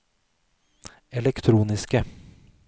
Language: Norwegian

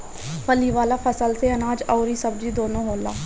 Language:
Bhojpuri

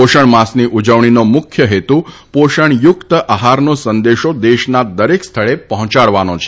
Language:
Gujarati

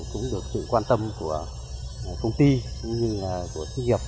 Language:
Vietnamese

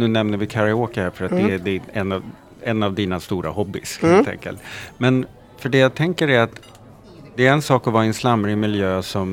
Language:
Swedish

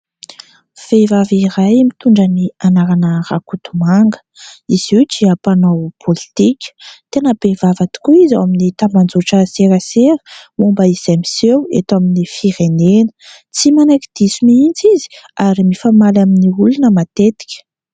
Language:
Malagasy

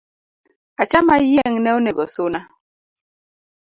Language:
Luo (Kenya and Tanzania)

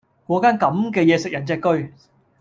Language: Cantonese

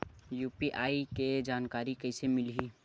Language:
Chhattisgarhi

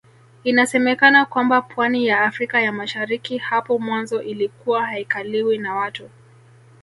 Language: Swahili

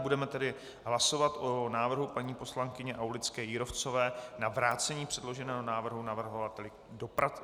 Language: Czech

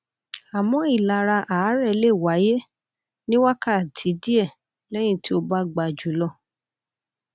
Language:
Yoruba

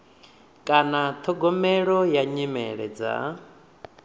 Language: Venda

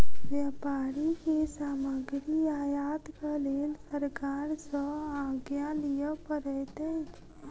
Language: Maithili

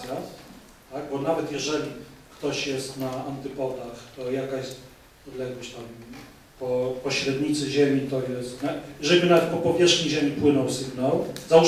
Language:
Polish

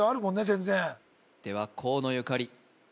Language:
Japanese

